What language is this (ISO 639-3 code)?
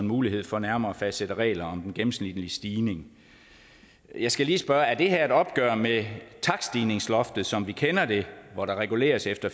dan